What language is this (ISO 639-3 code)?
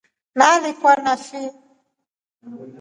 rof